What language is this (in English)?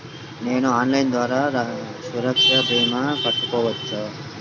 Telugu